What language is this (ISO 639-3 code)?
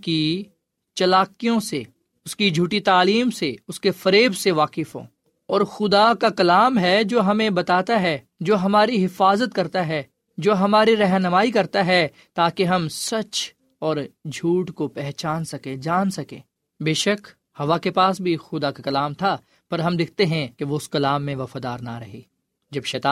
urd